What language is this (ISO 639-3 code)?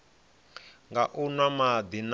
ven